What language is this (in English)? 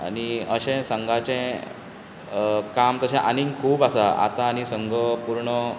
Konkani